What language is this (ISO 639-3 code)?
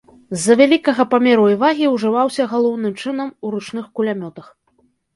bel